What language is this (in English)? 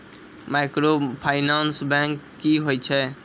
Maithili